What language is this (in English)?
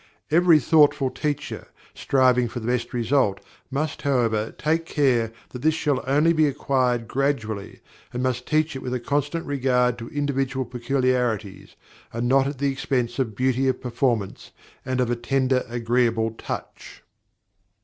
English